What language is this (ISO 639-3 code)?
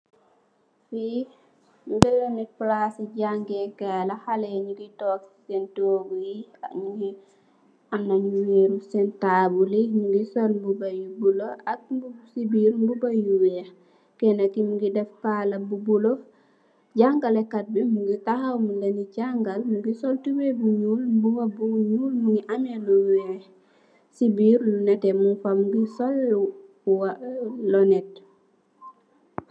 wol